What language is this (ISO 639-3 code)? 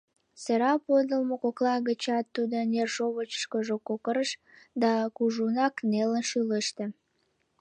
chm